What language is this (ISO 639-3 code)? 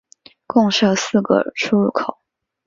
zho